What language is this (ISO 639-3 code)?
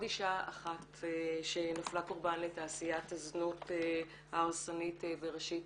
heb